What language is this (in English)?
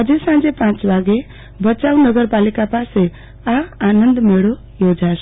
Gujarati